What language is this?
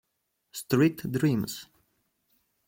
Italian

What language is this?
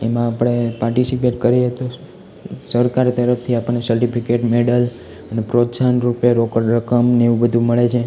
Gujarati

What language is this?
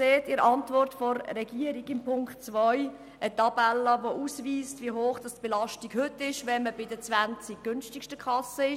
Swiss German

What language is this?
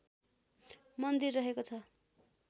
Nepali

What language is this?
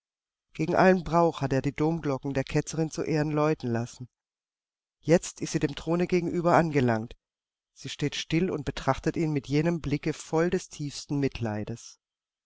German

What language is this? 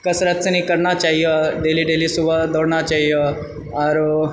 Maithili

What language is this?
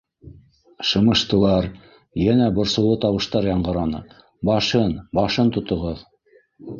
Bashkir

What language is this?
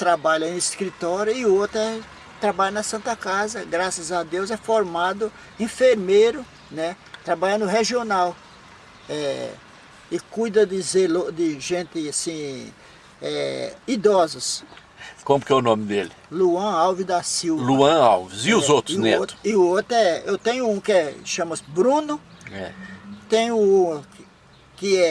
Portuguese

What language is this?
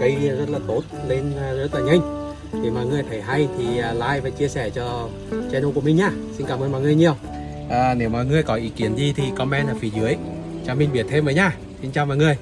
Vietnamese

